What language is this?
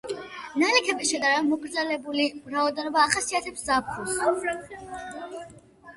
Georgian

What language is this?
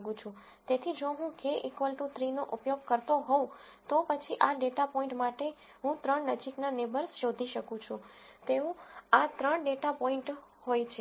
Gujarati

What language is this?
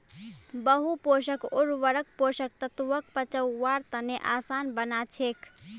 Magahi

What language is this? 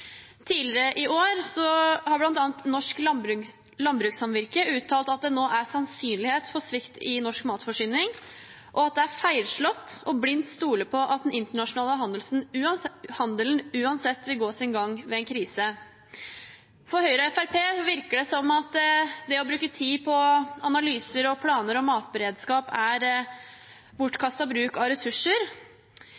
Norwegian Bokmål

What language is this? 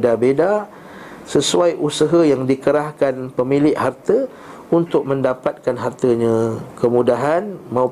Malay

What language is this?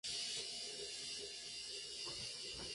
Spanish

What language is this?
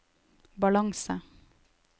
Norwegian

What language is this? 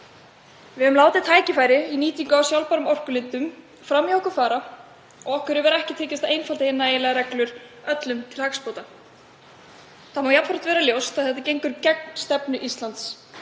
Icelandic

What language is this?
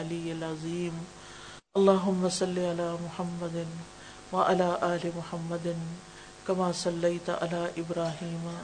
Urdu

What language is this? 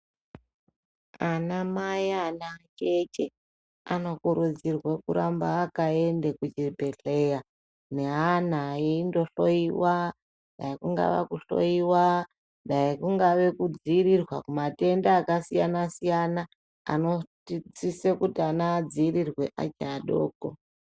Ndau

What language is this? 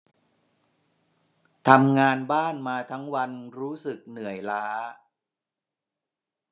Thai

